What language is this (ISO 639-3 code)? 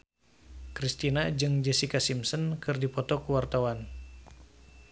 sun